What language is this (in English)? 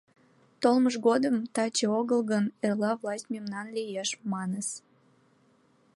Mari